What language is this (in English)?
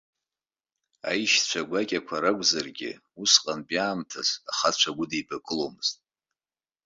Abkhazian